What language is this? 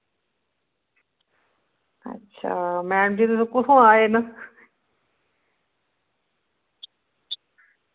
Dogri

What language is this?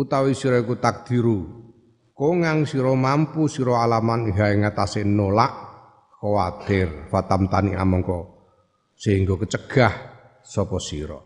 Indonesian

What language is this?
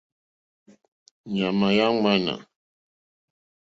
Mokpwe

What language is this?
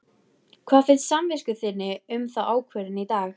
Icelandic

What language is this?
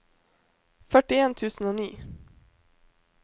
Norwegian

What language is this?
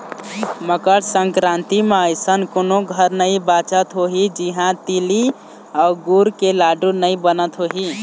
Chhattisgarhi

